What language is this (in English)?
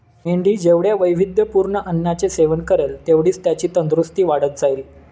Marathi